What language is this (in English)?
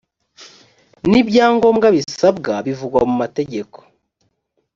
Kinyarwanda